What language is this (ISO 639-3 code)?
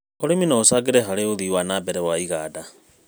kik